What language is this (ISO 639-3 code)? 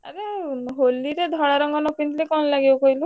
ori